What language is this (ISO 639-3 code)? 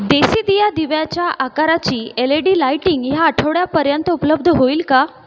mar